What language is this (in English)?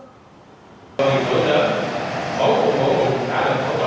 Vietnamese